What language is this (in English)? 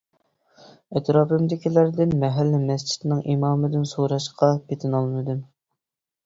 Uyghur